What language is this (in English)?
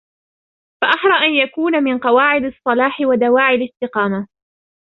Arabic